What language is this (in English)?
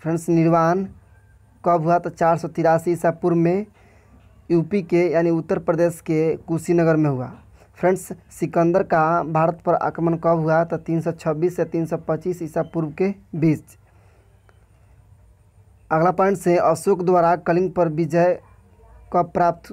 Hindi